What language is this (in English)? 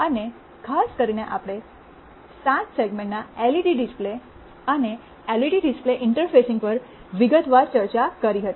Gujarati